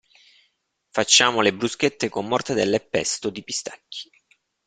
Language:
Italian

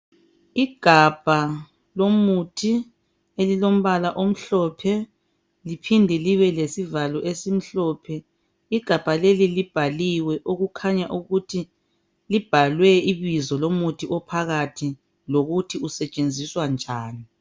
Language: North Ndebele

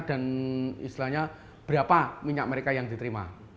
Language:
Indonesian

